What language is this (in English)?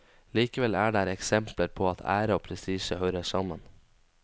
Norwegian